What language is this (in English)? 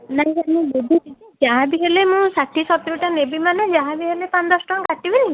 Odia